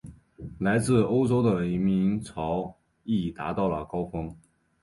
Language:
Chinese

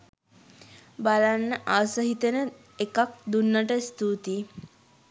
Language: Sinhala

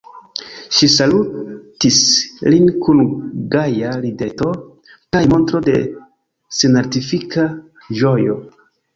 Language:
Esperanto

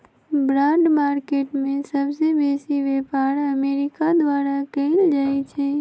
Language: Magahi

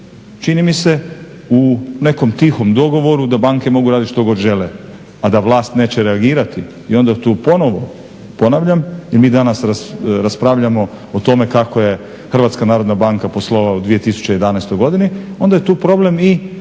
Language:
Croatian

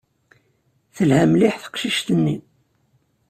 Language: Kabyle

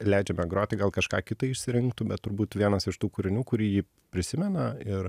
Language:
Lithuanian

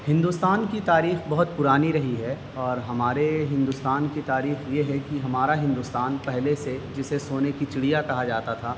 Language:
Urdu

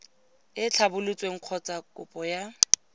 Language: Tswana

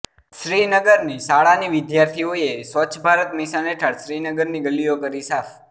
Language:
Gujarati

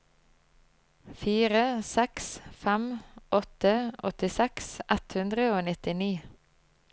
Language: Norwegian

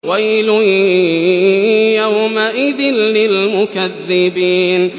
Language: Arabic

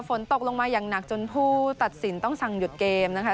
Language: Thai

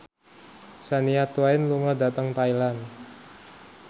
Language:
Javanese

